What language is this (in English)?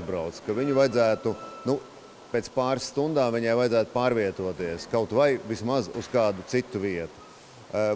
Latvian